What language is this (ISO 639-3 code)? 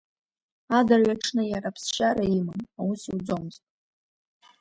abk